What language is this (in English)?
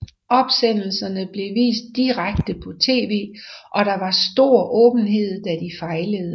Danish